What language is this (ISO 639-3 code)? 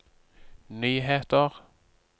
nor